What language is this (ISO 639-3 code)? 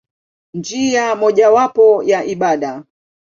swa